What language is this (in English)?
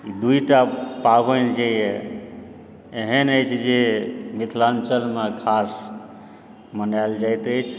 Maithili